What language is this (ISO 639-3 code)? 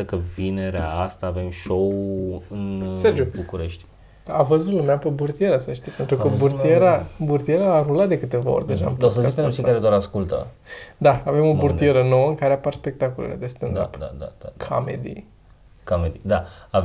ron